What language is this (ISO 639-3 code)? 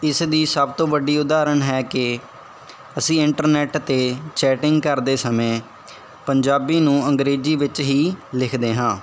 pan